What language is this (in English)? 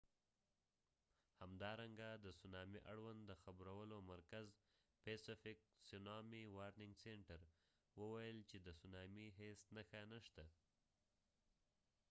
Pashto